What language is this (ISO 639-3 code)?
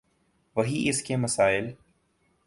urd